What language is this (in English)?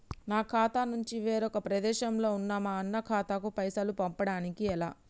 Telugu